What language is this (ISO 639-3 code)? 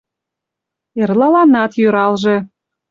chm